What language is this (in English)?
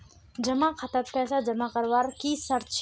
Magahi